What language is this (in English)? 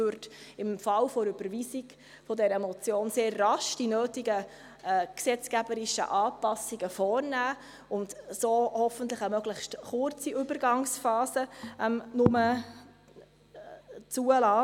Swiss German